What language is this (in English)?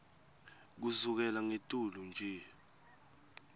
Swati